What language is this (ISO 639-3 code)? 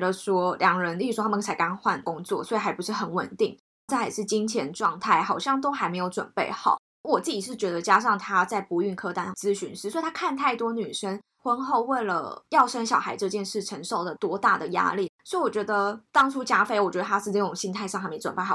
zho